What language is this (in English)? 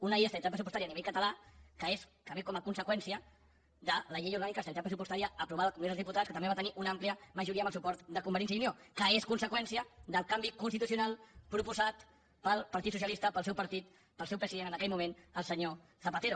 Catalan